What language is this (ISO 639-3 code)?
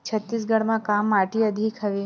hne